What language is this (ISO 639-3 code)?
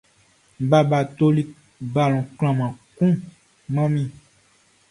bci